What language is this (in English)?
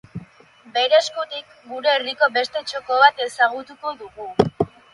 Basque